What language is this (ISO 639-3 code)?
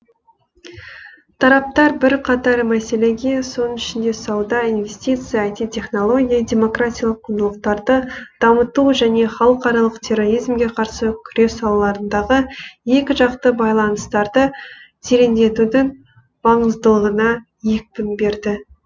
kaz